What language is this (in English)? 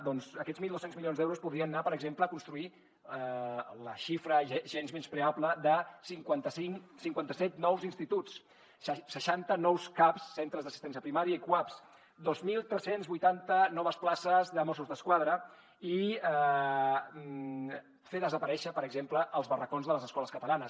Catalan